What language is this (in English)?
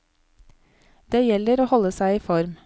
Norwegian